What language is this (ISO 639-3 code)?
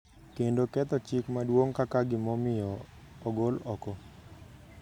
luo